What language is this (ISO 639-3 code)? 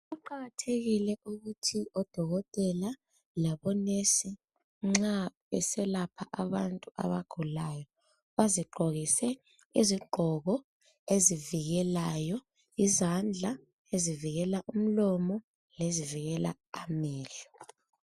nde